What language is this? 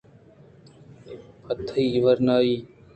Eastern Balochi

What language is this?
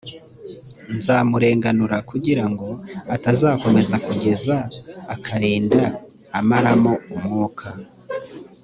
Kinyarwanda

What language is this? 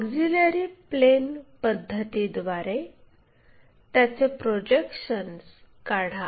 Marathi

